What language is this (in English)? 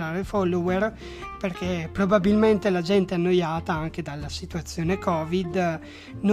Italian